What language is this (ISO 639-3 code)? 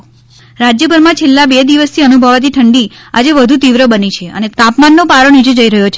guj